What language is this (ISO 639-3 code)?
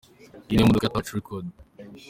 kin